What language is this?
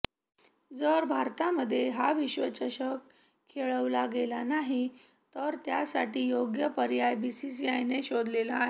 Marathi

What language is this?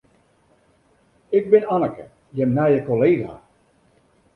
Western Frisian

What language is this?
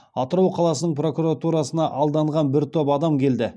Kazakh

